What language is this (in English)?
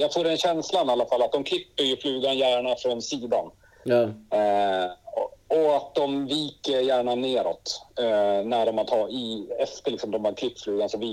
Swedish